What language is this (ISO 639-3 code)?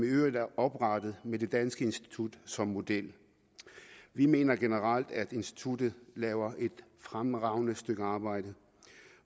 dan